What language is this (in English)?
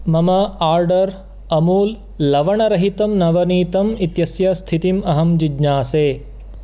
Sanskrit